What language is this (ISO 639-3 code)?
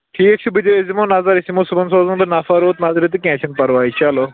kas